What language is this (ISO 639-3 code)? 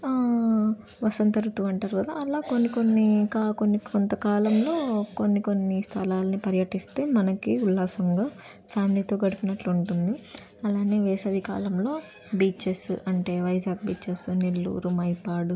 tel